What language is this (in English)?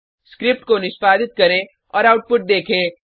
Hindi